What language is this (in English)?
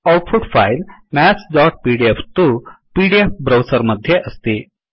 Sanskrit